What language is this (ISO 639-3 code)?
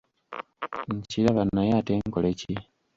lug